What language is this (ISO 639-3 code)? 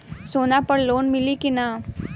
bho